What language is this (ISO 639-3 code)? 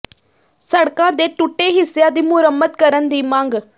pan